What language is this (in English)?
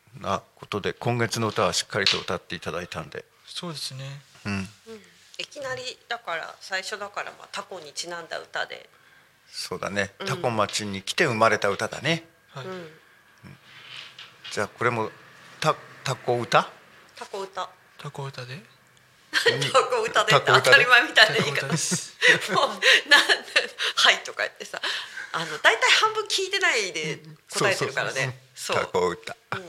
Japanese